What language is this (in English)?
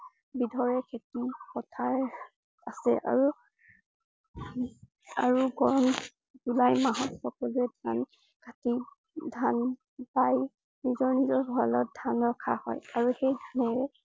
Assamese